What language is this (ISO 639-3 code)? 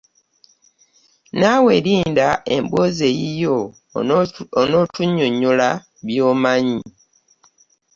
lug